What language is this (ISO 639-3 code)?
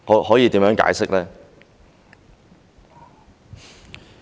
yue